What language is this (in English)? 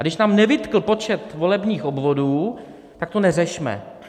Czech